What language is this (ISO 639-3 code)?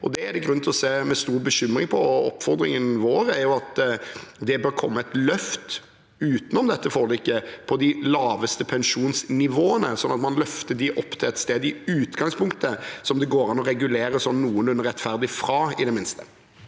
nor